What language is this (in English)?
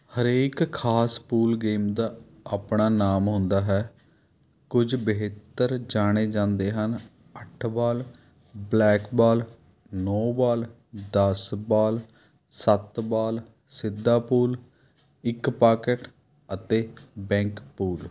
Punjabi